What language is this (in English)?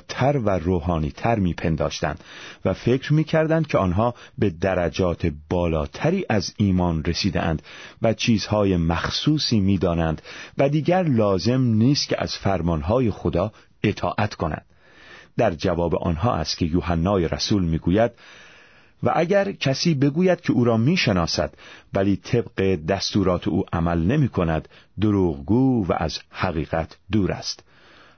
Persian